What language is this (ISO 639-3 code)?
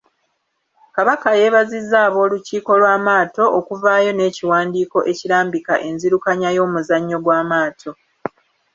lug